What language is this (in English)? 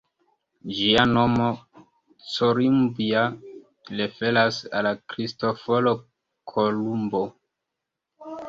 Esperanto